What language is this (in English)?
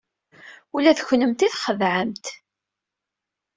Kabyle